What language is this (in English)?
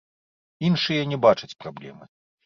Belarusian